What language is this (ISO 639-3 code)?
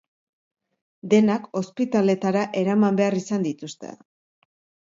eus